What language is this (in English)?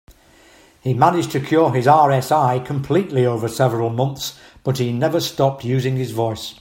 English